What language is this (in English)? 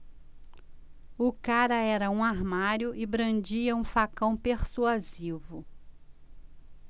Portuguese